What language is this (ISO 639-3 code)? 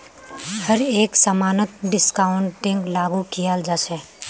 mag